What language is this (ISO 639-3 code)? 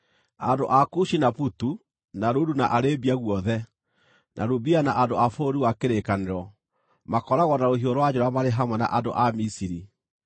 kik